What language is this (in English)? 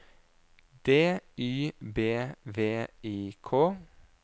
Norwegian